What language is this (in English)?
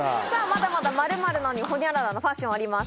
Japanese